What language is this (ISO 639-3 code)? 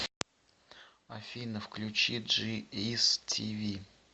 rus